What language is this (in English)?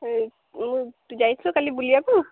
Odia